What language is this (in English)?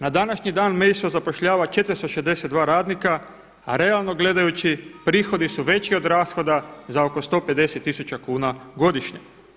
Croatian